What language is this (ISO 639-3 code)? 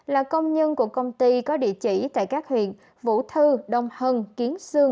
vie